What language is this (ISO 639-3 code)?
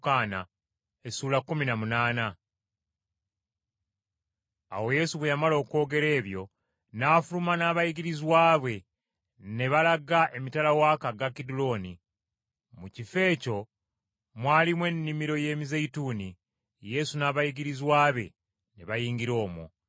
lug